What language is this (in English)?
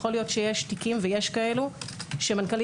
Hebrew